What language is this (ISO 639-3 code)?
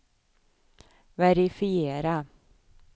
swe